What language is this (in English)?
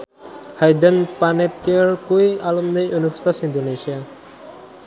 Javanese